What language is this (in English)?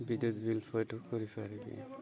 Odia